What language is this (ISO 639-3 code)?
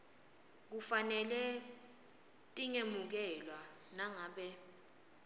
ssw